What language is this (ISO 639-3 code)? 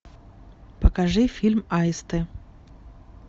rus